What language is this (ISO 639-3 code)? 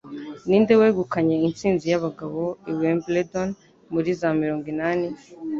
kin